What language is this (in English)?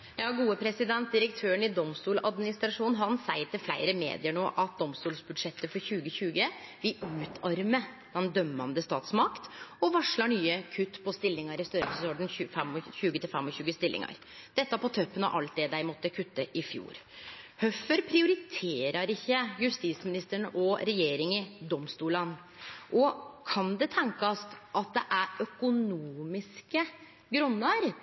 Norwegian Nynorsk